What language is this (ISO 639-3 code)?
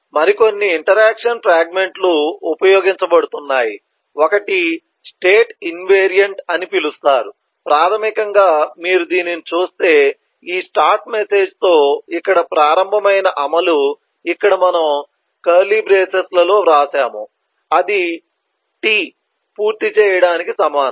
tel